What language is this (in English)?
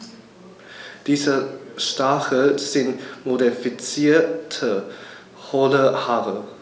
German